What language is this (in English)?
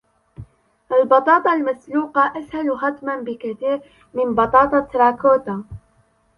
Arabic